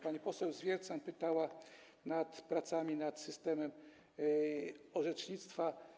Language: Polish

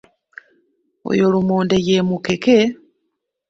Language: Ganda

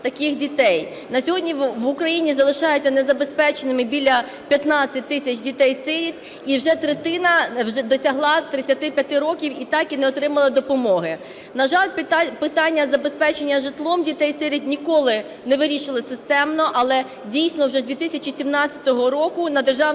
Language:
Ukrainian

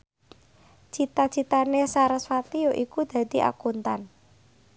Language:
Javanese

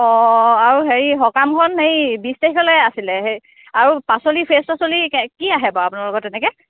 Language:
Assamese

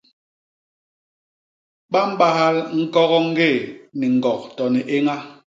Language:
Basaa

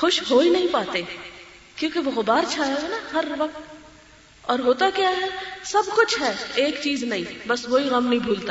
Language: Urdu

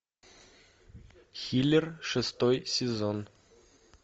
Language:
Russian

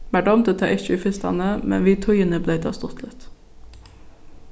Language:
Faroese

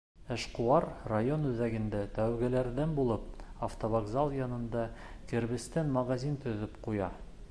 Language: Bashkir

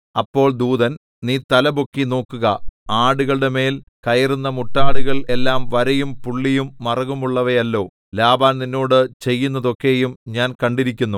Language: Malayalam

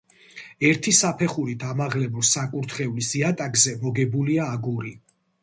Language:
Georgian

